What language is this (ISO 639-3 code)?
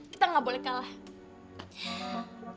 ind